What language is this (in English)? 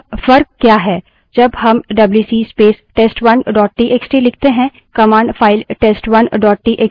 Hindi